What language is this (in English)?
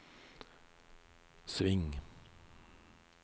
Norwegian